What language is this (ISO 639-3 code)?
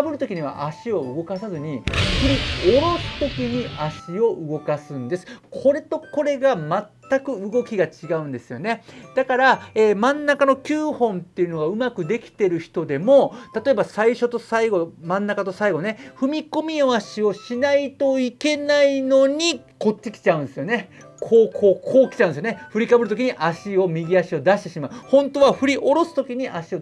jpn